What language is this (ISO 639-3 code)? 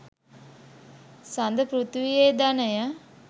sin